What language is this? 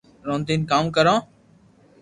Loarki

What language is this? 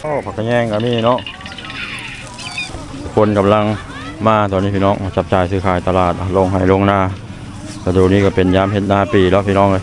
Thai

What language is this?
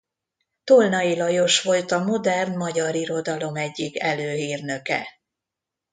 Hungarian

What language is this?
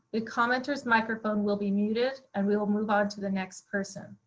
English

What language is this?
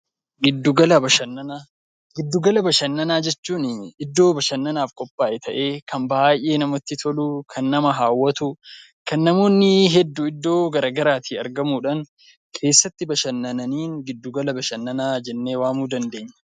Oromo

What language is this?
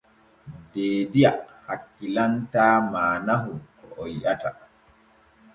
Borgu Fulfulde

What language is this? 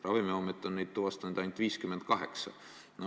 Estonian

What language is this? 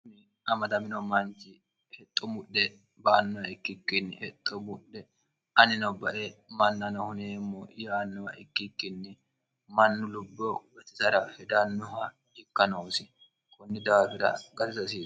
Sidamo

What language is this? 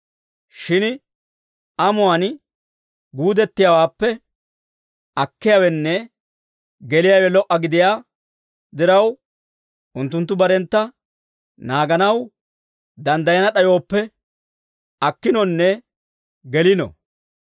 Dawro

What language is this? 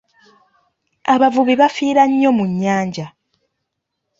Ganda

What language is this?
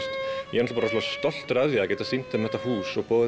Icelandic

